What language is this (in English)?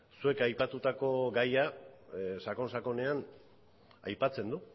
Basque